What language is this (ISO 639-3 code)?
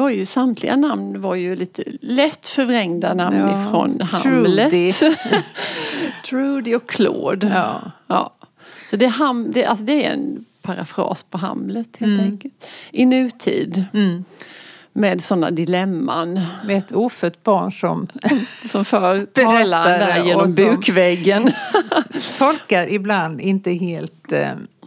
swe